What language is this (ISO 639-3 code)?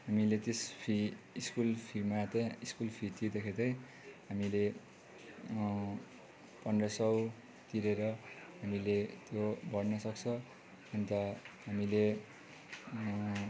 nep